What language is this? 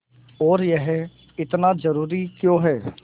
Hindi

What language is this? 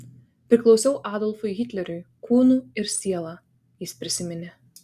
Lithuanian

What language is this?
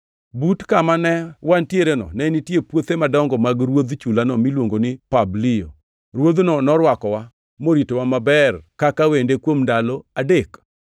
Luo (Kenya and Tanzania)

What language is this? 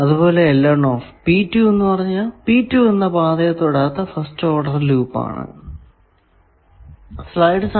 Malayalam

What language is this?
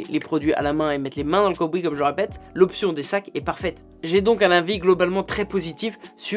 French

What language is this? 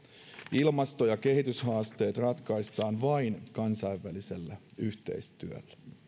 Finnish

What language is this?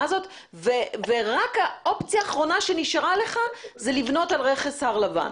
Hebrew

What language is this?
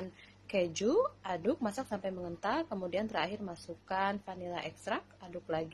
Indonesian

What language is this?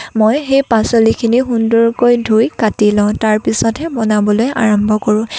Assamese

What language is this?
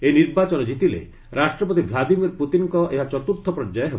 Odia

